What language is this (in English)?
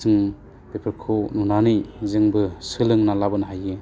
Bodo